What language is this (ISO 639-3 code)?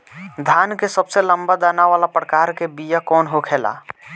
bho